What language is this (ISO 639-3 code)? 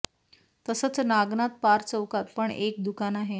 mar